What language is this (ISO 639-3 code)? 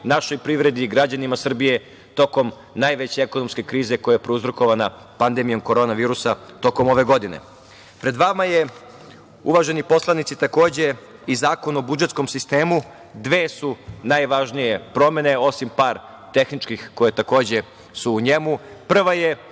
srp